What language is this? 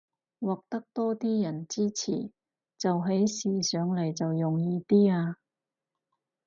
Cantonese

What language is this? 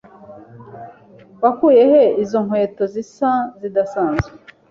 Kinyarwanda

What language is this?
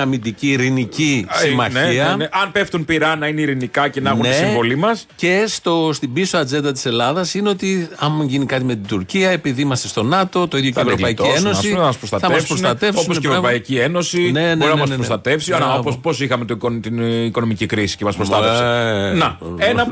Greek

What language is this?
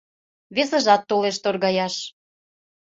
Mari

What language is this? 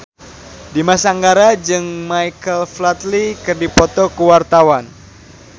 Sundanese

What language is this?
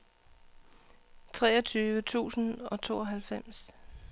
Danish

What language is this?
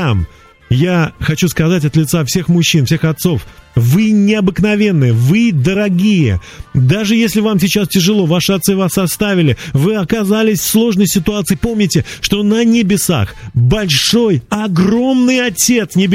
Russian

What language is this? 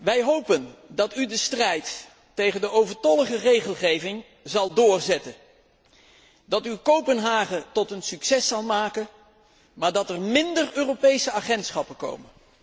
Dutch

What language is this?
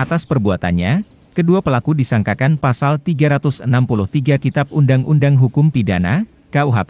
Indonesian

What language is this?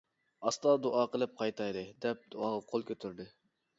Uyghur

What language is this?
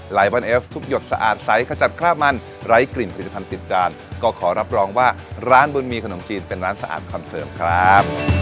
Thai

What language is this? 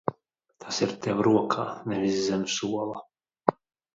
Latvian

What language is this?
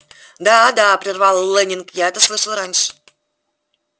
Russian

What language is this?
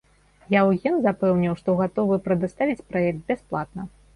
Belarusian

